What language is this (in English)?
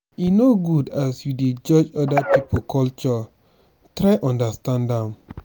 Nigerian Pidgin